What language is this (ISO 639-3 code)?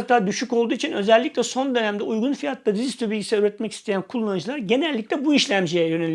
tur